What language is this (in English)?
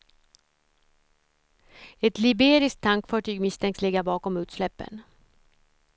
Swedish